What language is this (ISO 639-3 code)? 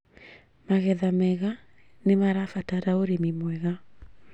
kik